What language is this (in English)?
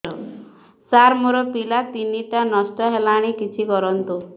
Odia